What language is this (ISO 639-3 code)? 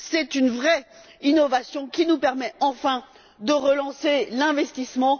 fra